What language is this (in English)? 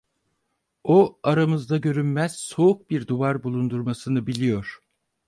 Turkish